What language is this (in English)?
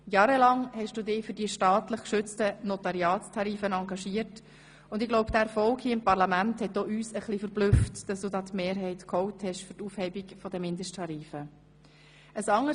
Swiss German